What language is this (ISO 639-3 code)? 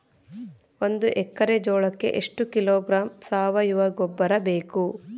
kan